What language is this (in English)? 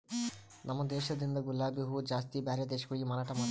Kannada